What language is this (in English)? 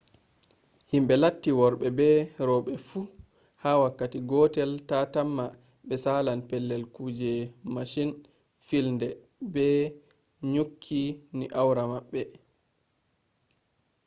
Fula